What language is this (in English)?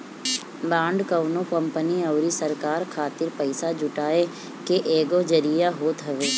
Bhojpuri